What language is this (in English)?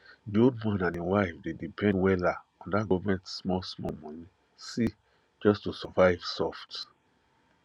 Nigerian Pidgin